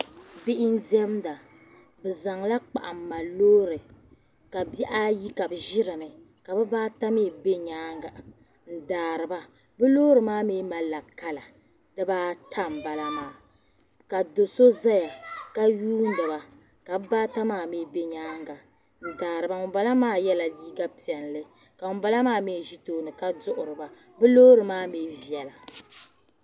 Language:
Dagbani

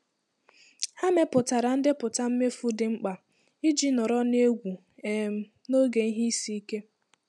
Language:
Igbo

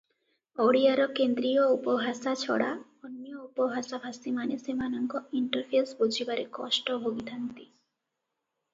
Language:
Odia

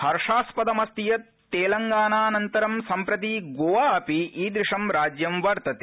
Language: Sanskrit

